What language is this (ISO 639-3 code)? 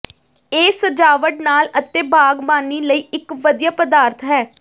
pan